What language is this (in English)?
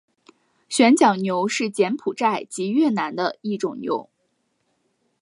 Chinese